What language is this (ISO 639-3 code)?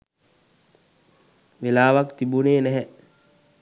sin